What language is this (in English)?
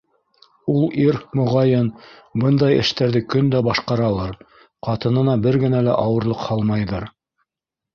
Bashkir